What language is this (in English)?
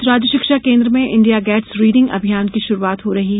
Hindi